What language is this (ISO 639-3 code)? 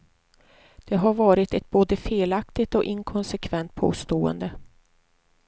swe